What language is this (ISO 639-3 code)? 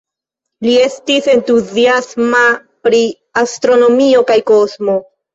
epo